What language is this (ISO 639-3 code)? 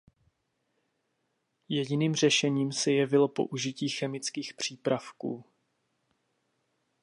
ces